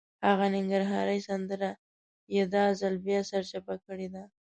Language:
Pashto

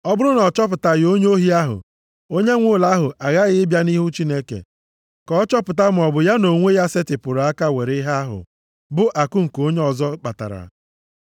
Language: Igbo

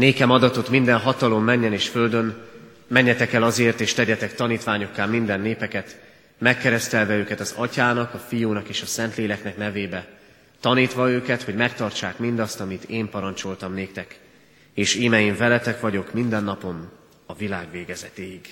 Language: Hungarian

